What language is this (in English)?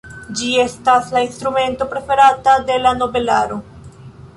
Esperanto